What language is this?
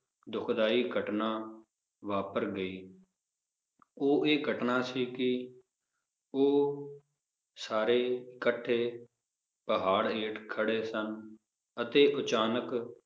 Punjabi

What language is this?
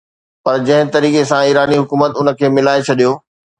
Sindhi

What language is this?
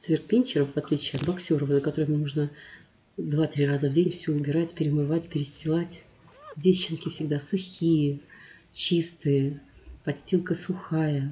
Russian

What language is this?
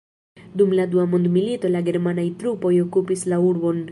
Esperanto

